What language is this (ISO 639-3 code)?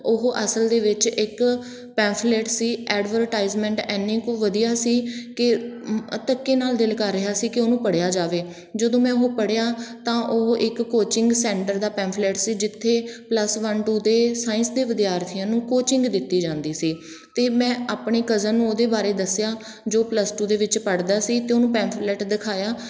pan